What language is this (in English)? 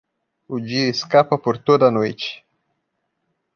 Portuguese